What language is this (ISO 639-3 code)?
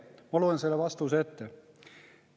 est